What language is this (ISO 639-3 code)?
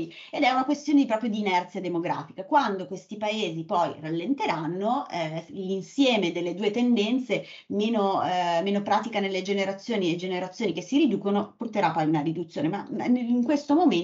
ita